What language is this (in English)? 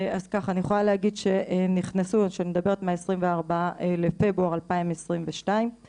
Hebrew